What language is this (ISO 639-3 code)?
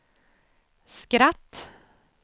swe